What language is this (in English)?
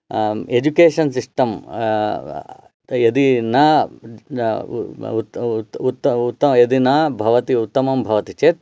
Sanskrit